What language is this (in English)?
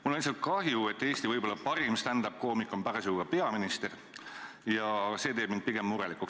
Estonian